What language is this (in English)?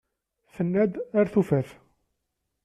Kabyle